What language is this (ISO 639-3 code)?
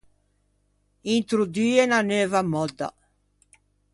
lij